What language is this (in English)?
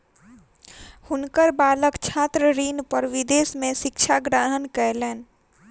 Maithili